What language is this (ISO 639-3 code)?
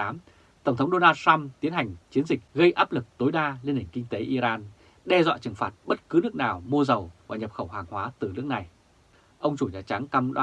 vie